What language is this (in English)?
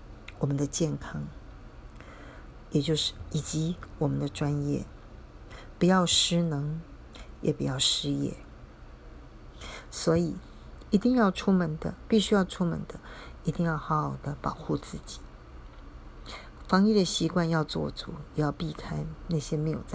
Chinese